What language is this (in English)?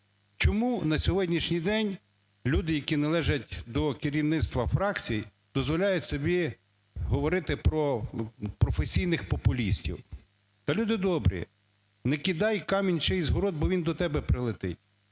Ukrainian